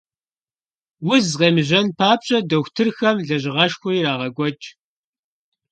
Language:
Kabardian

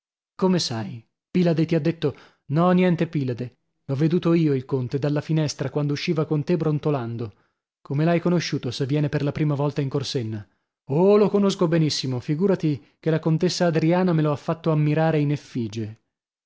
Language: Italian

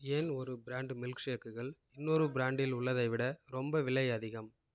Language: Tamil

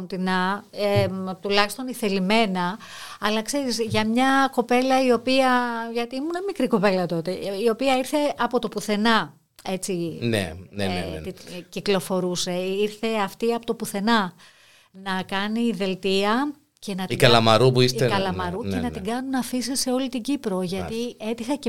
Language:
Greek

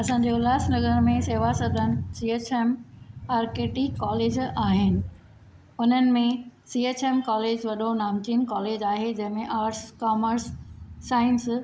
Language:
Sindhi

